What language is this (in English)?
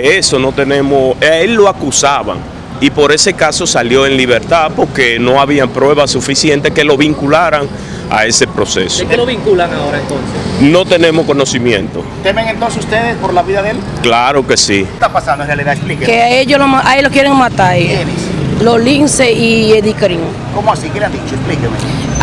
Spanish